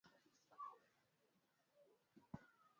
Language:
Swahili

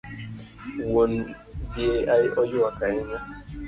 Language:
Luo (Kenya and Tanzania)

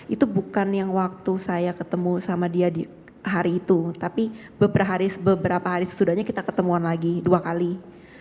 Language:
Indonesian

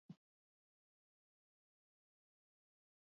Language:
Basque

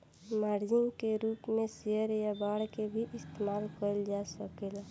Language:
Bhojpuri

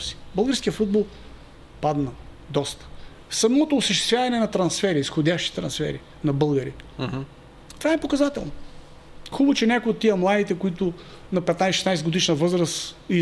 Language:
Bulgarian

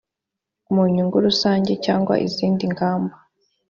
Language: Kinyarwanda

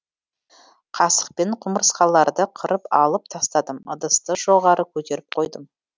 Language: Kazakh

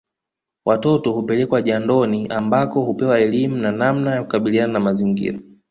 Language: Swahili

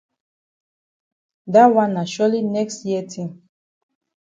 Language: Cameroon Pidgin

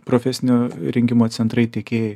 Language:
Lithuanian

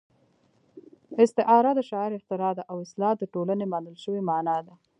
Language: Pashto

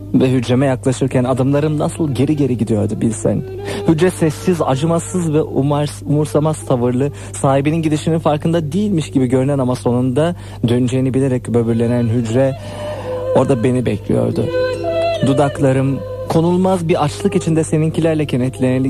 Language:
Turkish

